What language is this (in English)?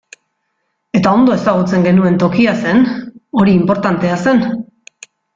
Basque